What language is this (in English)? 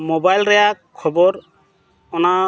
Santali